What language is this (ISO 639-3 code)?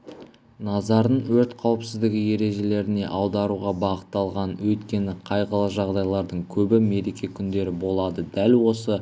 kaz